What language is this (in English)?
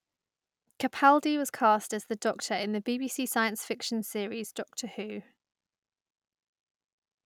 English